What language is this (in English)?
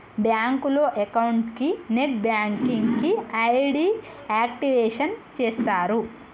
Telugu